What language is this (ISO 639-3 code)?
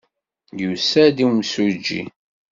kab